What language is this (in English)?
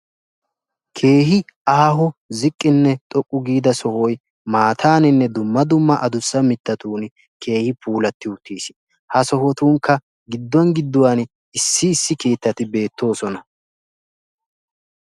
Wolaytta